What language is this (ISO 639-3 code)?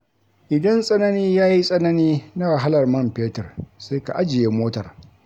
hau